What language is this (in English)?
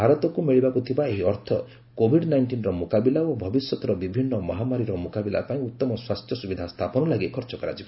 Odia